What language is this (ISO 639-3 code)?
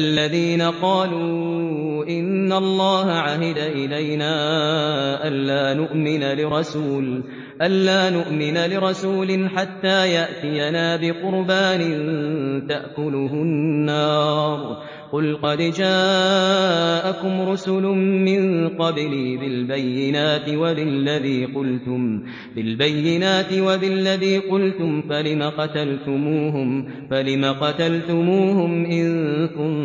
ara